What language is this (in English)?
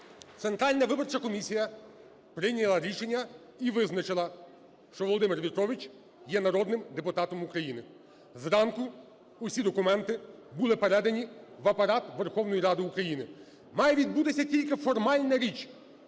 Ukrainian